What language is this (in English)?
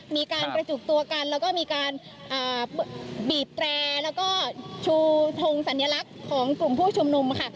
Thai